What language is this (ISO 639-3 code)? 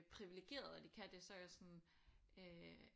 dan